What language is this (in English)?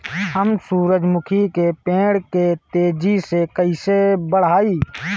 Bhojpuri